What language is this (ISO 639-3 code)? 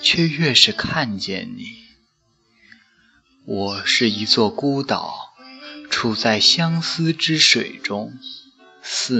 zho